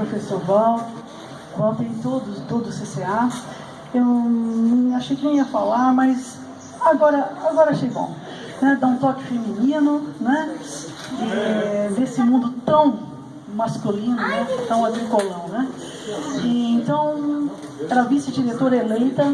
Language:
Portuguese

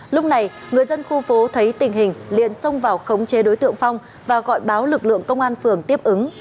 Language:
Vietnamese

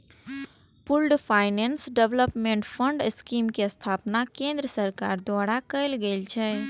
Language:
Maithili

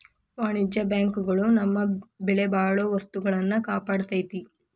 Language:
Kannada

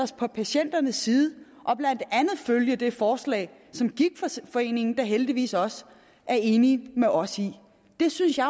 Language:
Danish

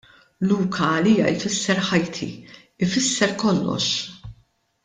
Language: Maltese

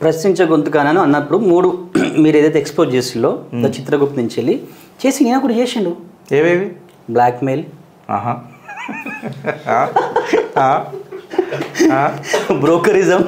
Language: Telugu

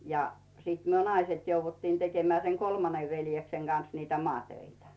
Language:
Finnish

